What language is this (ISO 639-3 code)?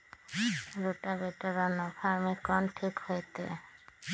mag